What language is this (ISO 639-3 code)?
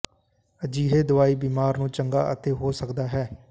pan